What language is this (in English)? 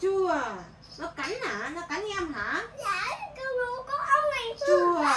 Vietnamese